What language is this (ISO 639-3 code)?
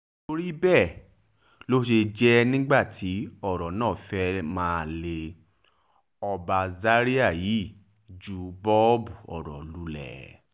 yor